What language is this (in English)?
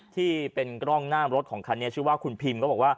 Thai